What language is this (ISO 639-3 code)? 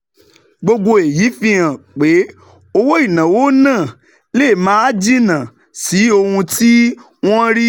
yor